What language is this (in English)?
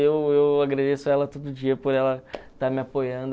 Portuguese